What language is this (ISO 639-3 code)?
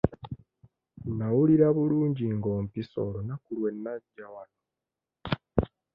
lug